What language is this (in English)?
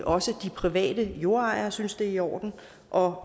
Danish